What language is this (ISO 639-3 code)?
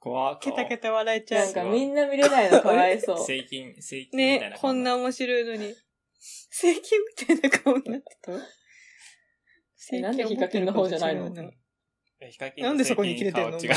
jpn